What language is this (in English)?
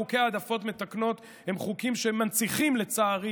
Hebrew